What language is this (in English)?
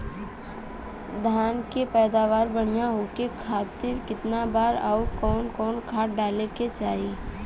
Bhojpuri